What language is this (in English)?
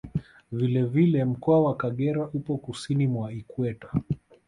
Swahili